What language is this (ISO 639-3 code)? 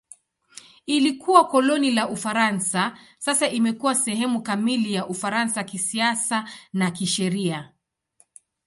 swa